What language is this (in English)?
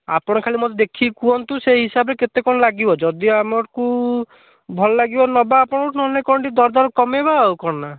Odia